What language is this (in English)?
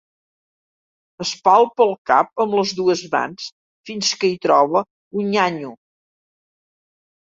Catalan